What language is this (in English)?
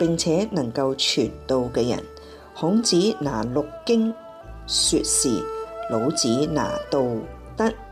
Chinese